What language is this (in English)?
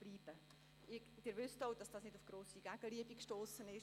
Swiss German